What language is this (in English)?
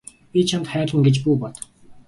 Mongolian